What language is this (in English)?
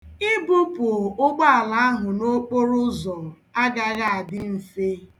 Igbo